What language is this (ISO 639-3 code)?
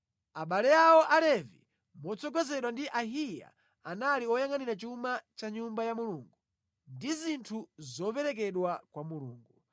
nya